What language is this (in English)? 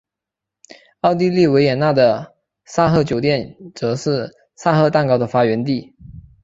Chinese